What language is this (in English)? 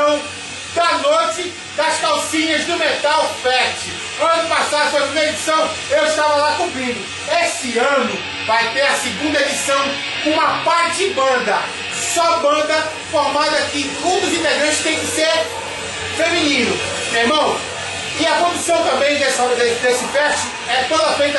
Portuguese